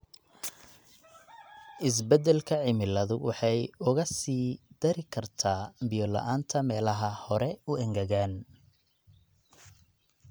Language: Somali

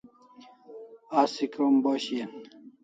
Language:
Kalasha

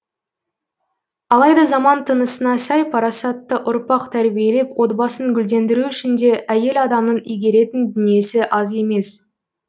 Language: Kazakh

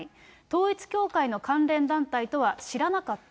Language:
Japanese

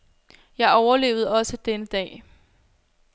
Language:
Danish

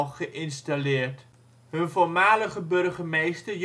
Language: Dutch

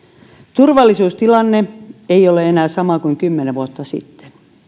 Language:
Finnish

